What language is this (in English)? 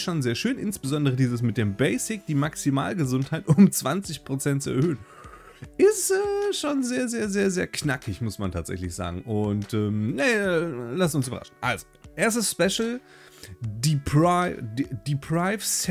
German